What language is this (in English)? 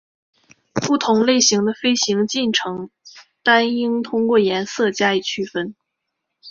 Chinese